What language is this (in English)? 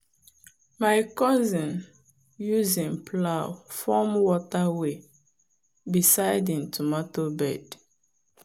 Nigerian Pidgin